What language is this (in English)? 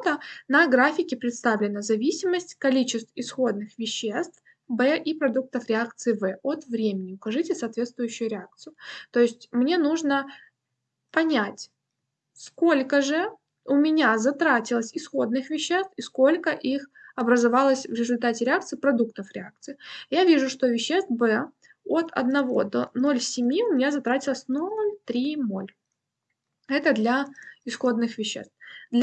Russian